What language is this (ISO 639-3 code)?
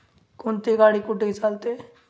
mar